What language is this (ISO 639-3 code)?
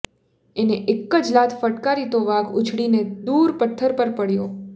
guj